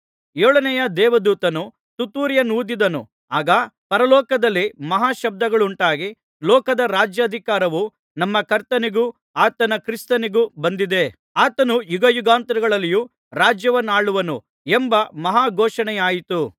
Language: Kannada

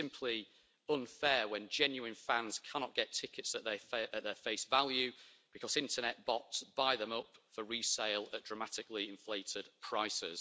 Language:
English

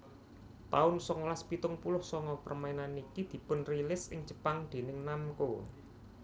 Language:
Javanese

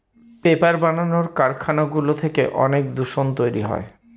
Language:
Bangla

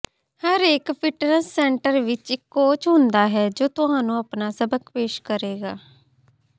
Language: Punjabi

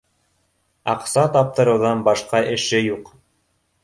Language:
Bashkir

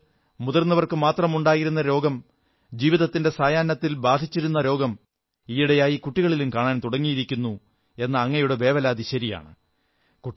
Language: Malayalam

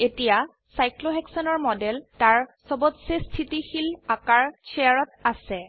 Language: Assamese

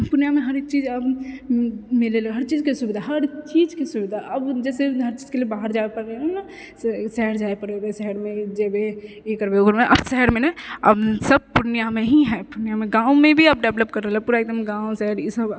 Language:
Maithili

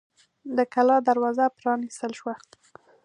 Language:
Pashto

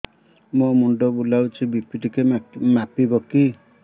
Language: Odia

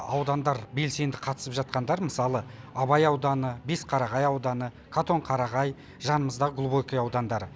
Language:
Kazakh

